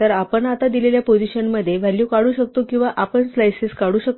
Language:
Marathi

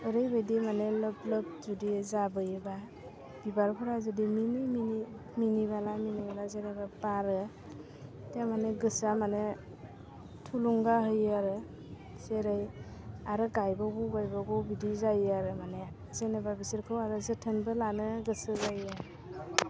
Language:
Bodo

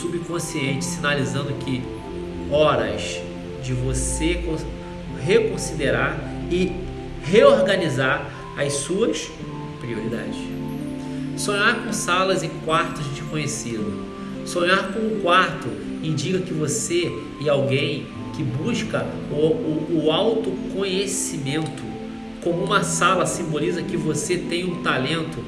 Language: Portuguese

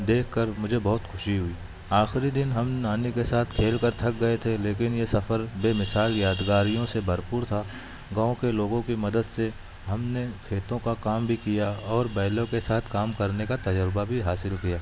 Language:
Urdu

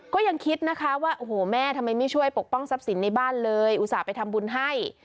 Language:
Thai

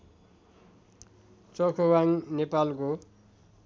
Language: Nepali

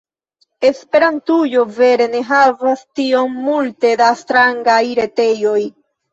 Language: Esperanto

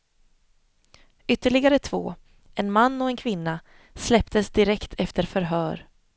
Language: Swedish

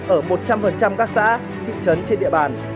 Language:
Vietnamese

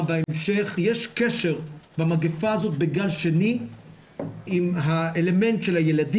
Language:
Hebrew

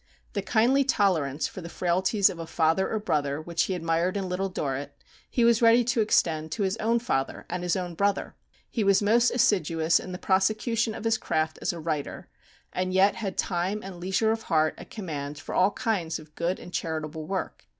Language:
English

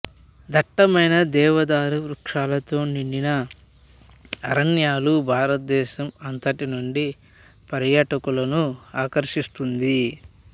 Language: Telugu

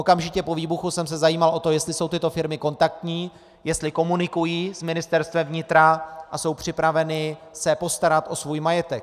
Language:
Czech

